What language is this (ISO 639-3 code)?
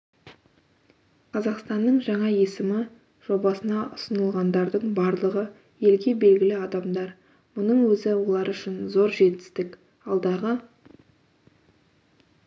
kaz